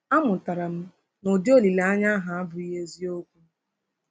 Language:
Igbo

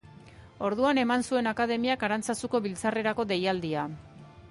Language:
Basque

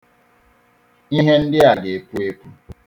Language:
Igbo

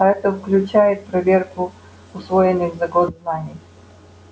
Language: Russian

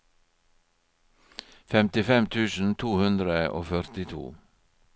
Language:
Norwegian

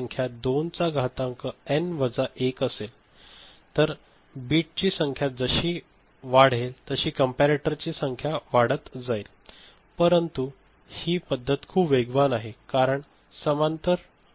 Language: Marathi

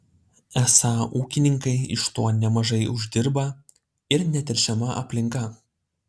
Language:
Lithuanian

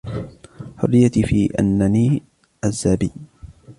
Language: Arabic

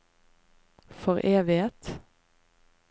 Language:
Norwegian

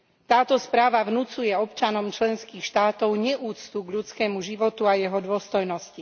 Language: Slovak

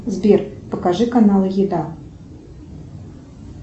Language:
Russian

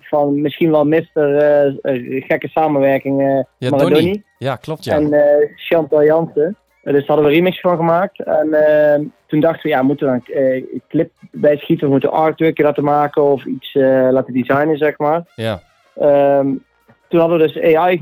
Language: Dutch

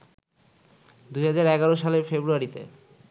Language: Bangla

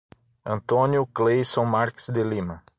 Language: Portuguese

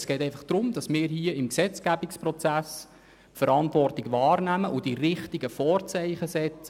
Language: Swiss German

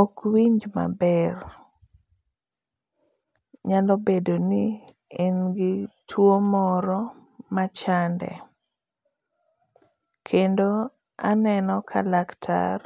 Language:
Luo (Kenya and Tanzania)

